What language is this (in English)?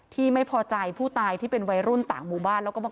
Thai